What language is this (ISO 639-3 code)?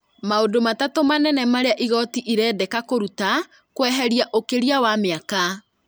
kik